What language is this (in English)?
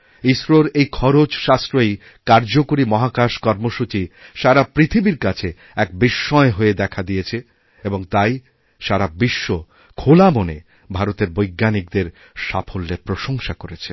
Bangla